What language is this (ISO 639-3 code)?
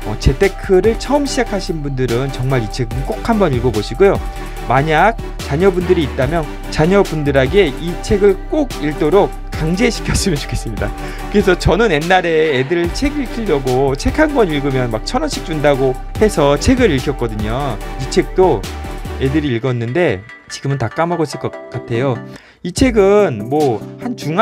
kor